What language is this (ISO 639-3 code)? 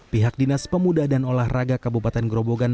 ind